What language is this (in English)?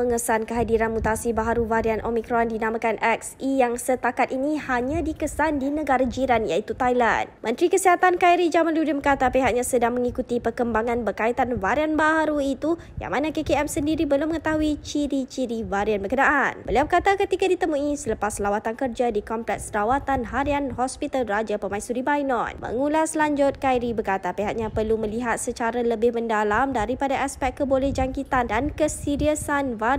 Malay